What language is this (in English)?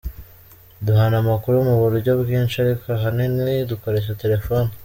Kinyarwanda